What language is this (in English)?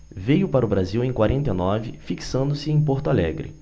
Portuguese